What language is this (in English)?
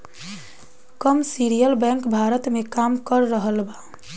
Bhojpuri